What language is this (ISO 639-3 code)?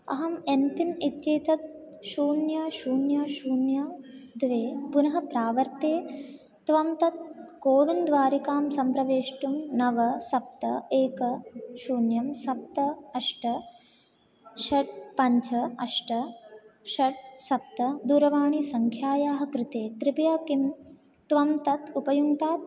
san